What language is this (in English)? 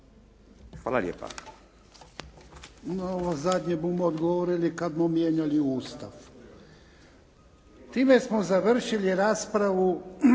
Croatian